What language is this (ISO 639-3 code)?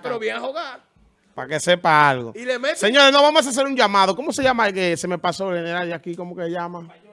spa